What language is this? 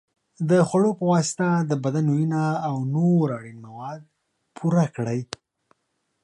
Pashto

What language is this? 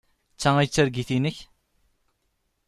Kabyle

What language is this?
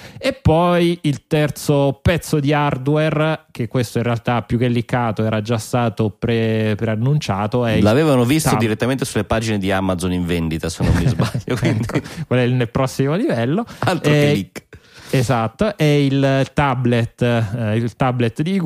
Italian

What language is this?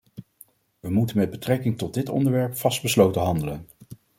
Dutch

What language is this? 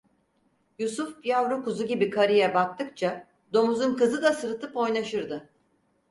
Turkish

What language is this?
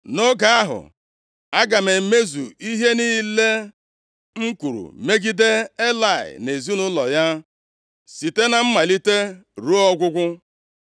Igbo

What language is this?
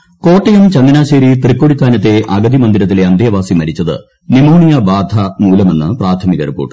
Malayalam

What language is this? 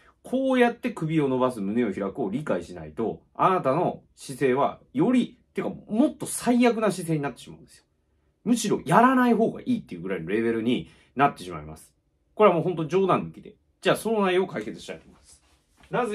Japanese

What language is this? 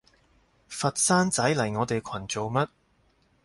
Cantonese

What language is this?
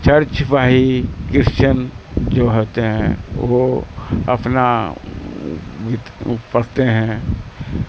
Urdu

